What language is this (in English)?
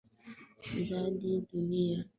Swahili